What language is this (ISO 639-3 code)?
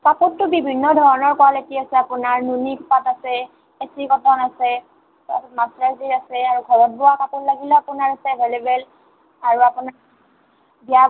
asm